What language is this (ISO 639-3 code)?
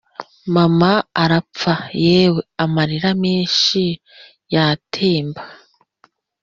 kin